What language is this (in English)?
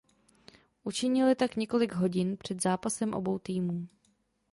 Czech